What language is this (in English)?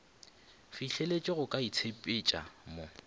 Northern Sotho